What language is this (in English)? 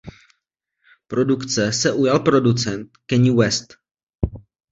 Czech